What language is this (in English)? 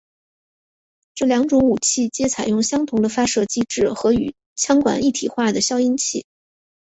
Chinese